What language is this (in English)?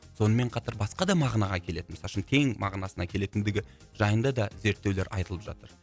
Kazakh